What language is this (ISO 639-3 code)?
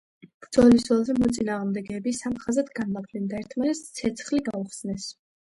kat